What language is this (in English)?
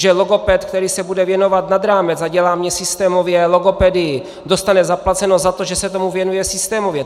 Czech